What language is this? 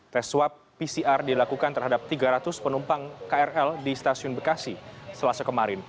Indonesian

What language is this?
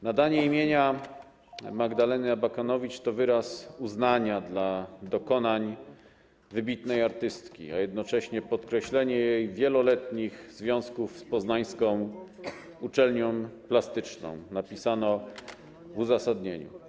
Polish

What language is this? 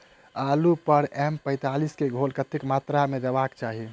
Maithili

